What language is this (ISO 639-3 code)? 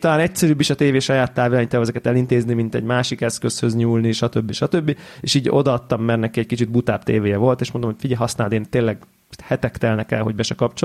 hun